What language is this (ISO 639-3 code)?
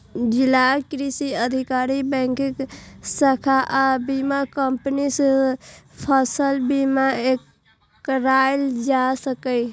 mai